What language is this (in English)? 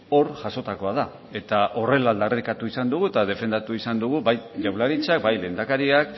Basque